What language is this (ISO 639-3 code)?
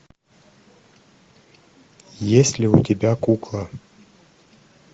rus